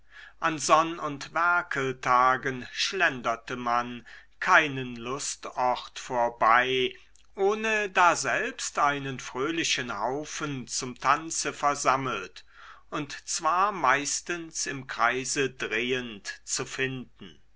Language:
German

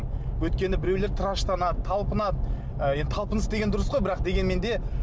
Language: Kazakh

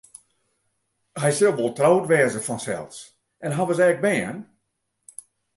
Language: Western Frisian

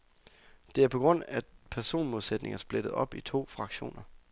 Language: Danish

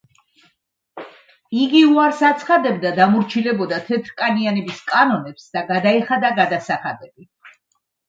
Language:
Georgian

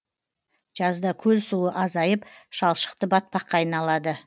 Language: Kazakh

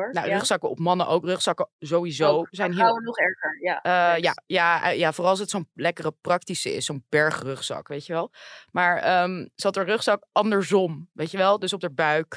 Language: Dutch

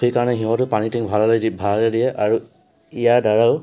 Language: Assamese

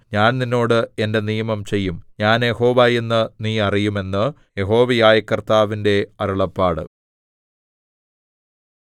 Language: Malayalam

